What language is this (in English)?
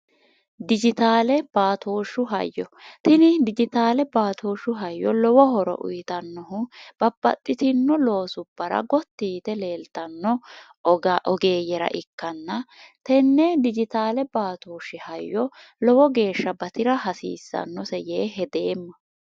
Sidamo